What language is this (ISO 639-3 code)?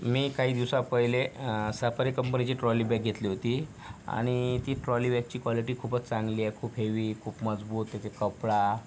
mar